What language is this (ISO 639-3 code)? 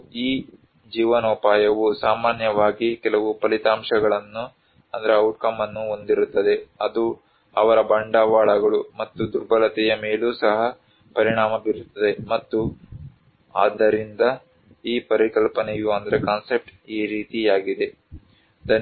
kan